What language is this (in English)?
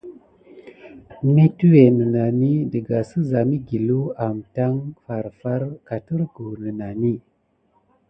Gidar